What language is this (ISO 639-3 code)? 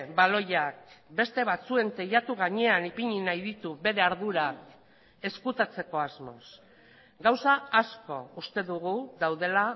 eus